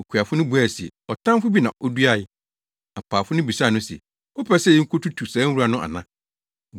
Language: Akan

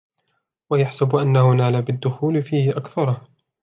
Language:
Arabic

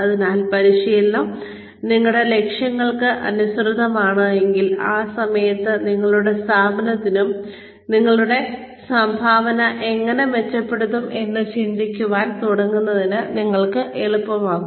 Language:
Malayalam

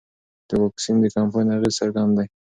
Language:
Pashto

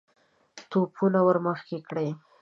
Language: Pashto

